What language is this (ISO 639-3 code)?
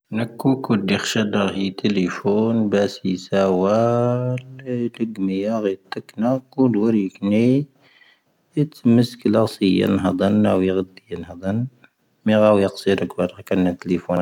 thv